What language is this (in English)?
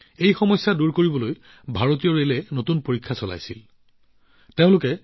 Assamese